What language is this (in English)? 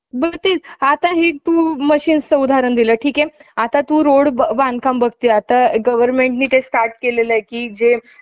Marathi